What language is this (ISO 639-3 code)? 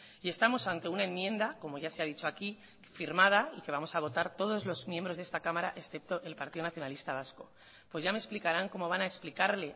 spa